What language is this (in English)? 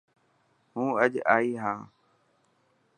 Dhatki